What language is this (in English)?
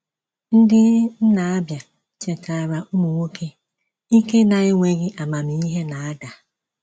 Igbo